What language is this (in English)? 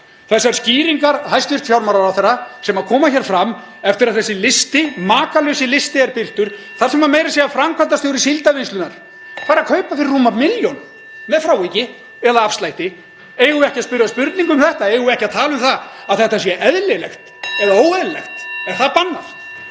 Icelandic